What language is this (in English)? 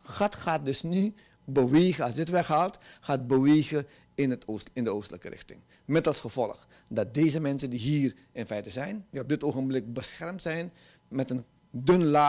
Dutch